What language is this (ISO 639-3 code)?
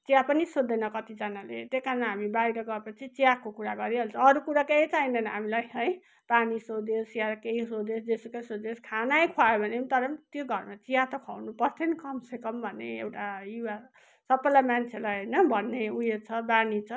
nep